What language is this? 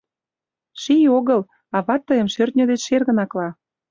Mari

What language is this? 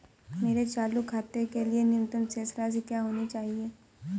Hindi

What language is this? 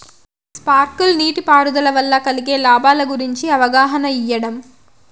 Telugu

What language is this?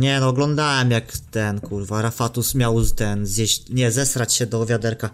Polish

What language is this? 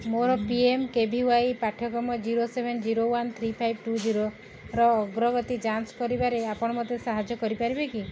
Odia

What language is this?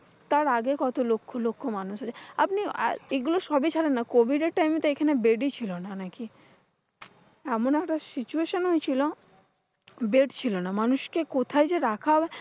Bangla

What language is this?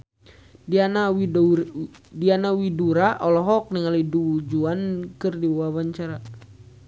Sundanese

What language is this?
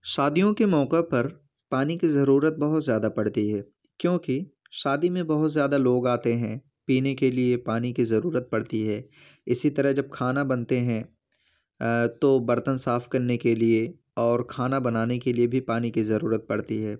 Urdu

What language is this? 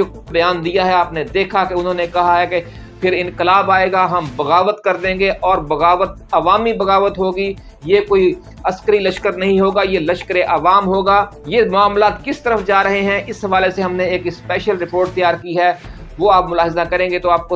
Urdu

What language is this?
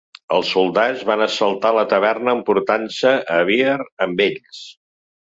Catalan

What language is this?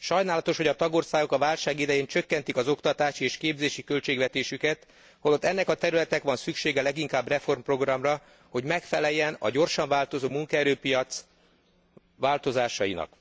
Hungarian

